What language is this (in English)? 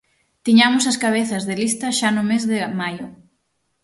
Galician